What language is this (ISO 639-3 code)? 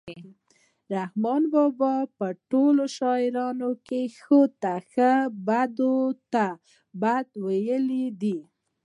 pus